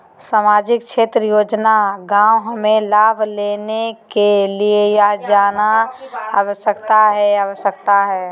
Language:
Magahi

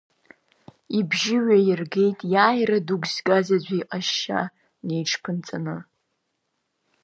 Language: Abkhazian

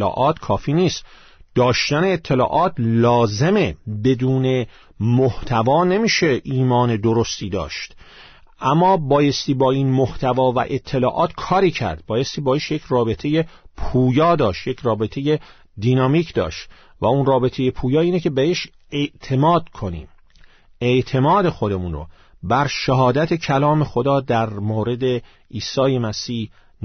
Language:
Persian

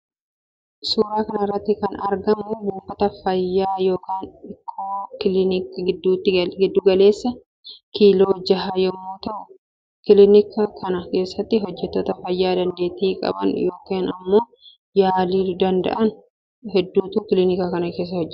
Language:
Oromo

